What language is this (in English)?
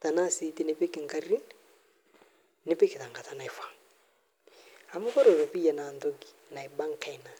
Masai